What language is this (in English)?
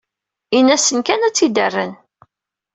Kabyle